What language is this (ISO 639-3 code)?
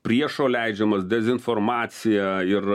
lit